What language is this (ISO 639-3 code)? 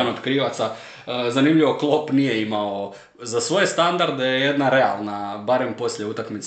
hrv